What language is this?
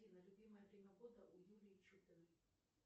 Russian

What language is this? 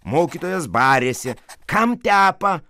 Lithuanian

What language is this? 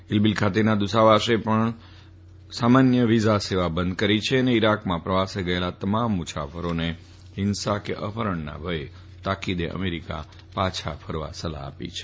Gujarati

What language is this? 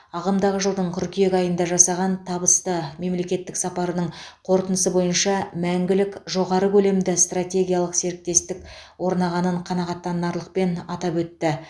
Kazakh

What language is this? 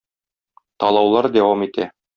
Tatar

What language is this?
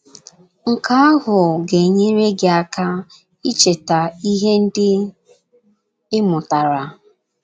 Igbo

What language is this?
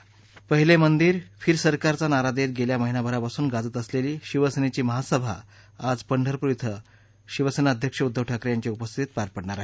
Marathi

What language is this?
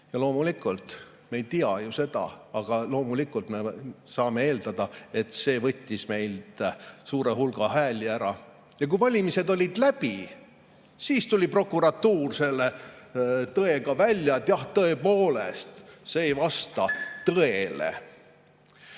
Estonian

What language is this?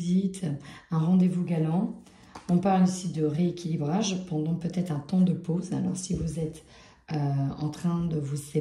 French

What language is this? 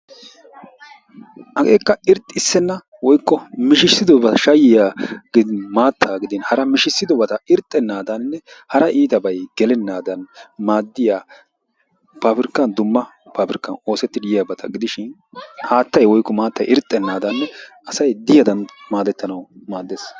Wolaytta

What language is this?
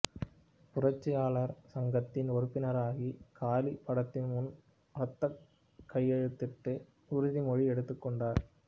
Tamil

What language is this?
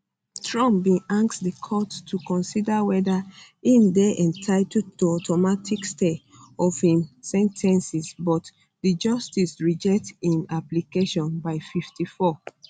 Nigerian Pidgin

